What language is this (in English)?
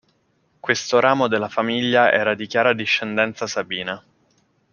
Italian